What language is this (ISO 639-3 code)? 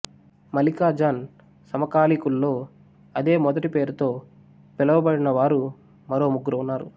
tel